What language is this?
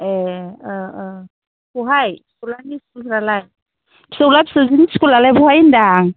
Bodo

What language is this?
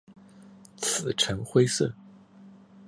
Chinese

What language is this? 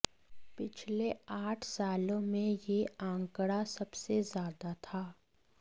Hindi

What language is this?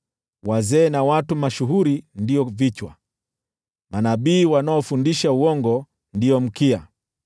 Swahili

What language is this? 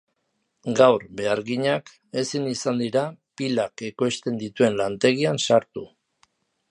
Basque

